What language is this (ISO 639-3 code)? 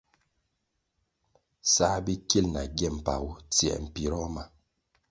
nmg